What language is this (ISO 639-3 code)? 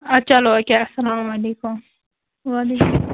kas